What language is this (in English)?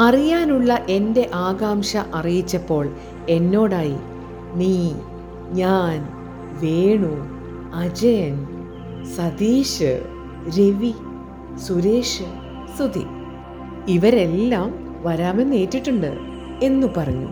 Malayalam